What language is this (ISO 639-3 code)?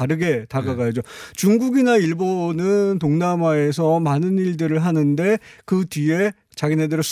kor